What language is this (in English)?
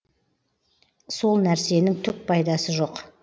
Kazakh